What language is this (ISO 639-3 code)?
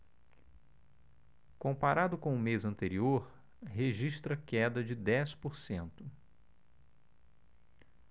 por